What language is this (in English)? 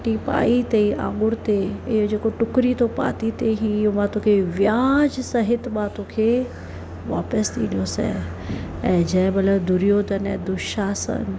Sindhi